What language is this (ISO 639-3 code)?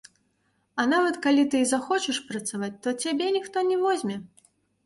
bel